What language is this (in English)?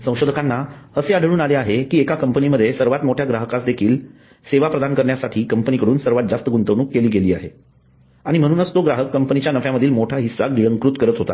Marathi